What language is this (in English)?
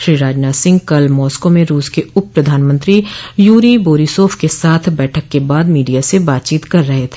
Hindi